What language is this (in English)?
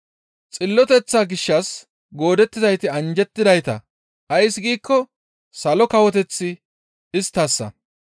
Gamo